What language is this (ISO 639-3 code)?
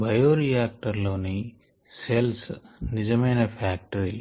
tel